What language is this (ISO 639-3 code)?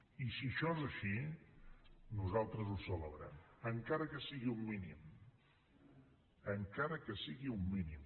cat